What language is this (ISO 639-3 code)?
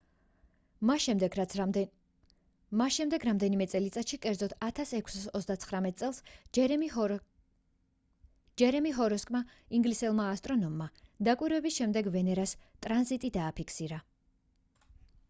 kat